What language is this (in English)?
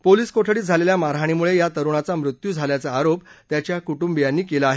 Marathi